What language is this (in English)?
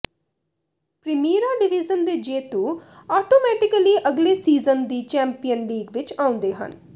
Punjabi